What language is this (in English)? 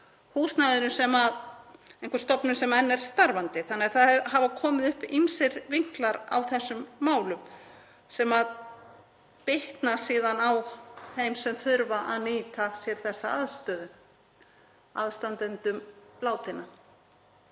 Icelandic